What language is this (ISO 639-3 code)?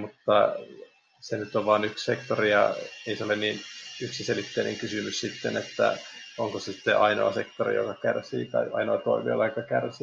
fin